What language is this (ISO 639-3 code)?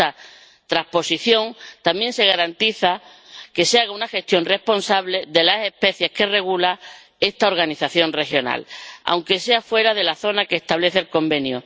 spa